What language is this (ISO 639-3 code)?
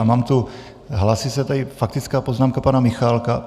ces